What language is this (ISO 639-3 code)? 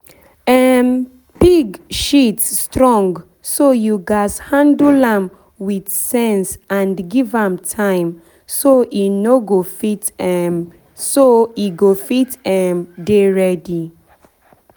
pcm